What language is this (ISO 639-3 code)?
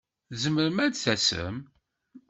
kab